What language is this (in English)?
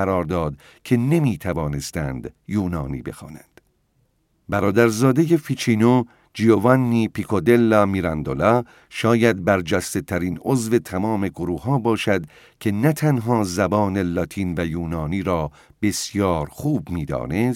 Persian